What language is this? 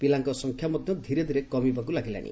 Odia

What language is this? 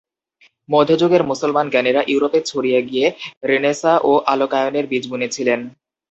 Bangla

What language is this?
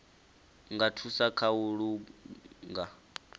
Venda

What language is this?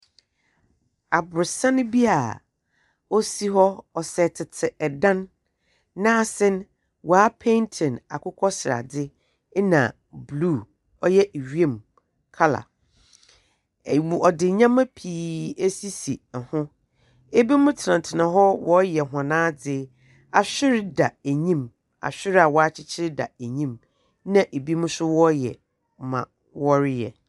Akan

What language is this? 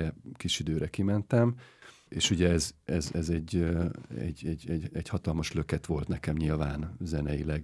Hungarian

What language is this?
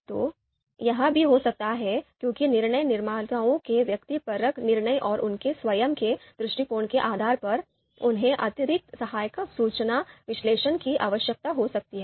Hindi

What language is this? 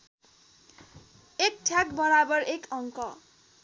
Nepali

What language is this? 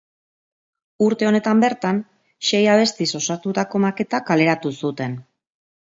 Basque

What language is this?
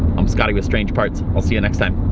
English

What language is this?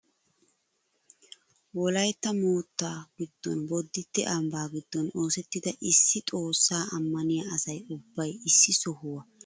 Wolaytta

